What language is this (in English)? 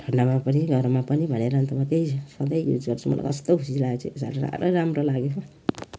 Nepali